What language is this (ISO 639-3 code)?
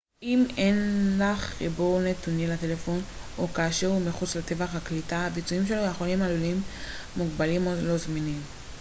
heb